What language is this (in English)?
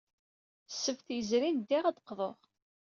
Kabyle